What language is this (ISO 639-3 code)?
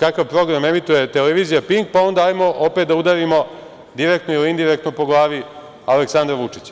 srp